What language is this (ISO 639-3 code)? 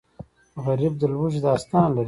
pus